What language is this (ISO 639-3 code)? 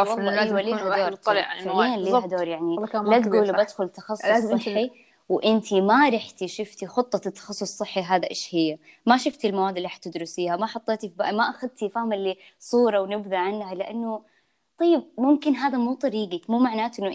ara